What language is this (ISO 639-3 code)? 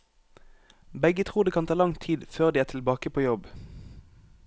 nor